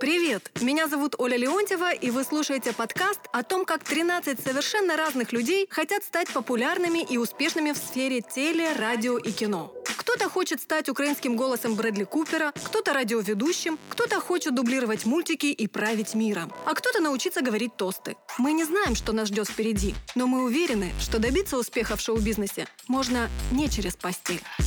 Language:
Russian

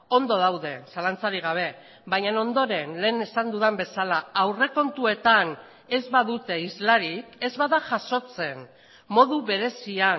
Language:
Basque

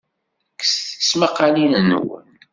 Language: Kabyle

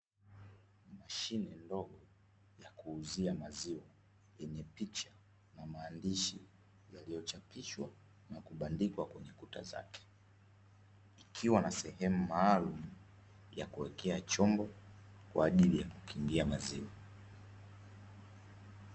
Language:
Swahili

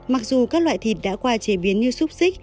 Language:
Vietnamese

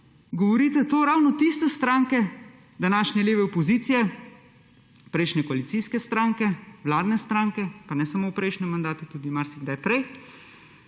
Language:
Slovenian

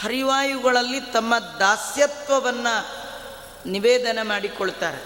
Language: Kannada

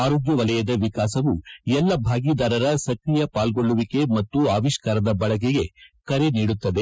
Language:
Kannada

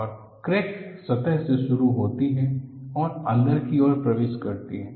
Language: Hindi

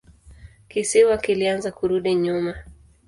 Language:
Swahili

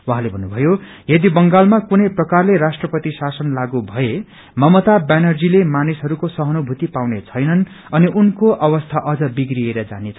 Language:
Nepali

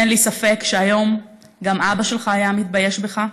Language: Hebrew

